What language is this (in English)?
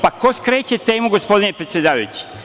Serbian